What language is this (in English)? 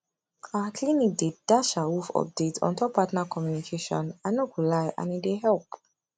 Nigerian Pidgin